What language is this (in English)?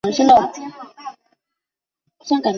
Chinese